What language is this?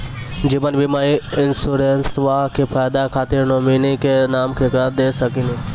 Maithili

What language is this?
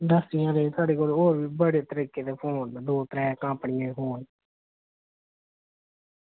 Dogri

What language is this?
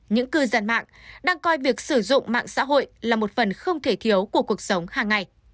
Vietnamese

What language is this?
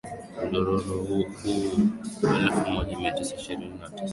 Swahili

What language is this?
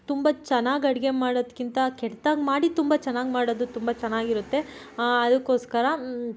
Kannada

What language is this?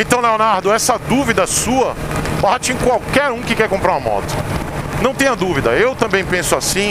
Portuguese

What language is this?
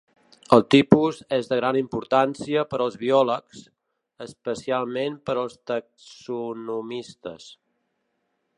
Catalan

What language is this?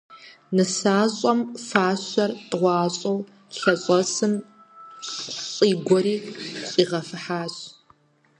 Kabardian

